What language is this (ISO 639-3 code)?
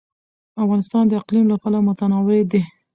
pus